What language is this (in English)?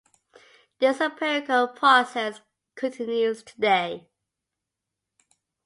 English